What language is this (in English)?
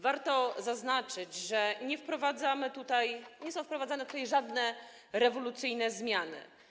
Polish